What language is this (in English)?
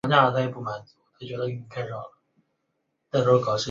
Chinese